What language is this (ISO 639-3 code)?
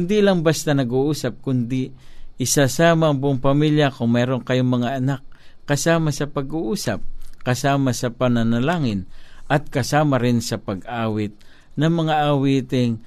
fil